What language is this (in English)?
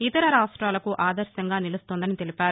Telugu